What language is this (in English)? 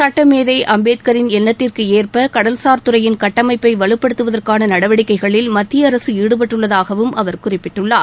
Tamil